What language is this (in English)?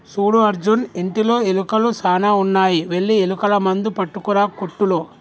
Telugu